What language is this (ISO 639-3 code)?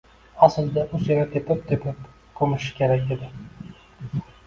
uzb